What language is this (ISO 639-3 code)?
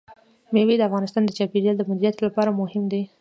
pus